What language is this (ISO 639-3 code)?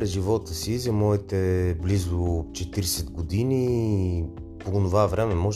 bul